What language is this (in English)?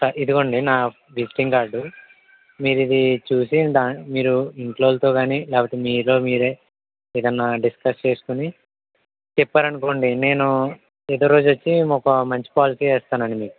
Telugu